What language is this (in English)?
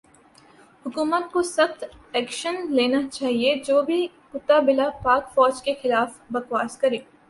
Urdu